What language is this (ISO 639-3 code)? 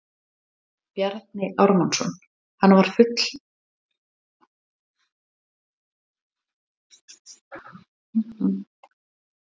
isl